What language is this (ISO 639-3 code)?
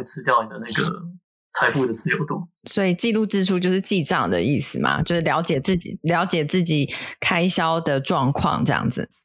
zho